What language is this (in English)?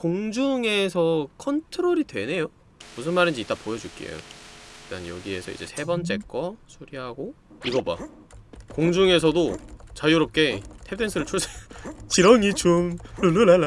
Korean